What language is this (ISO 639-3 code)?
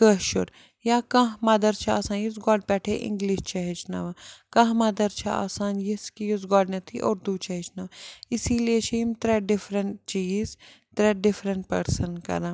kas